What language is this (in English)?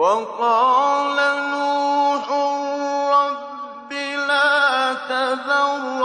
Arabic